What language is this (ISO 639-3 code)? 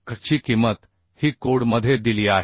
mar